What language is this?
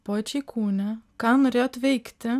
Lithuanian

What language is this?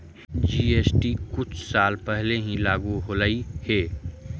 Magahi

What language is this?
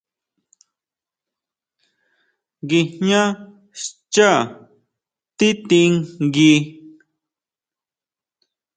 Huautla Mazatec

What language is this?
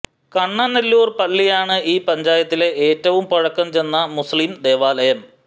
Malayalam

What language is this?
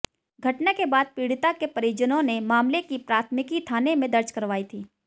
Hindi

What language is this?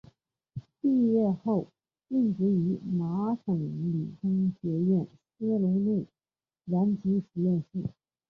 Chinese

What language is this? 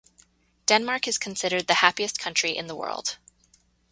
English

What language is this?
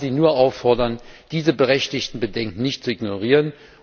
German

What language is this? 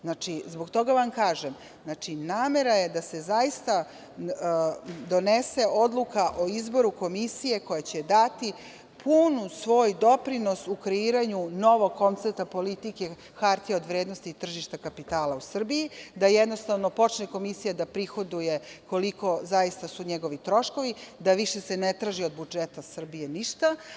Serbian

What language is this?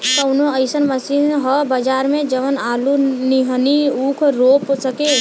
Bhojpuri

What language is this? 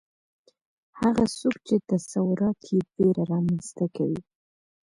Pashto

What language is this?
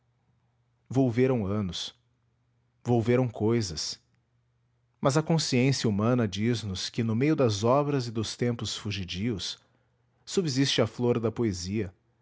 Portuguese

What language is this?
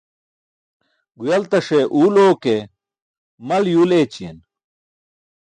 Burushaski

